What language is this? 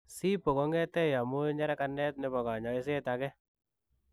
Kalenjin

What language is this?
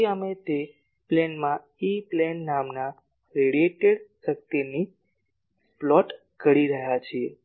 Gujarati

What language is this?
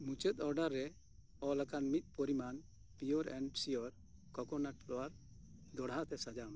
Santali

